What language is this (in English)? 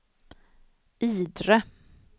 Swedish